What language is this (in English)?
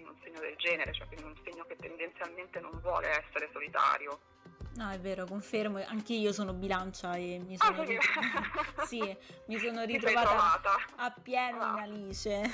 Italian